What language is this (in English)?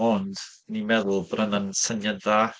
Welsh